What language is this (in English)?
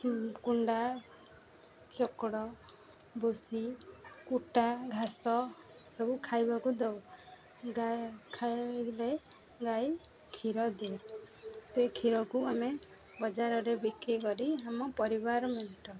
Odia